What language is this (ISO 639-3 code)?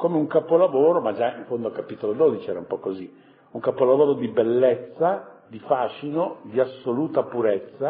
ita